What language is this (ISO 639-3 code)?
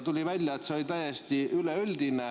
est